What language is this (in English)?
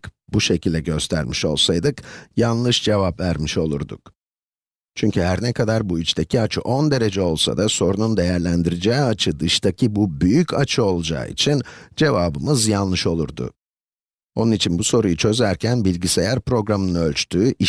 Turkish